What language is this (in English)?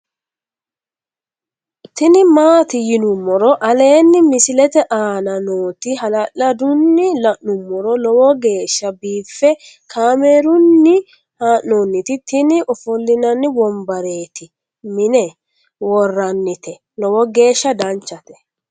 Sidamo